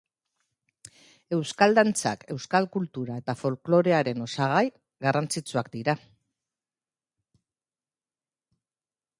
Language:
Basque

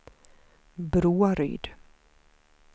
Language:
Swedish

